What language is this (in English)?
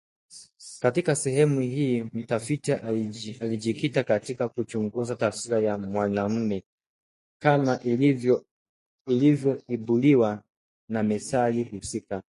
Swahili